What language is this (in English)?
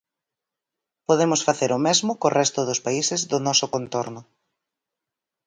Galician